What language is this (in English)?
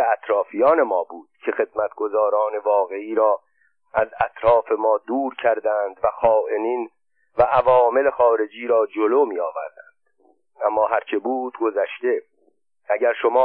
Persian